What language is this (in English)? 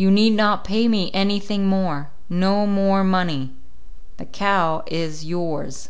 English